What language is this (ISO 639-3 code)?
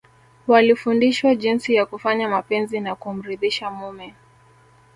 swa